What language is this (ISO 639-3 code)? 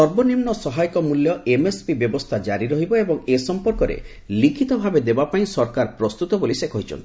ori